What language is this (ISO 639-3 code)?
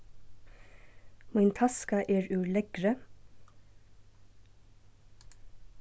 fao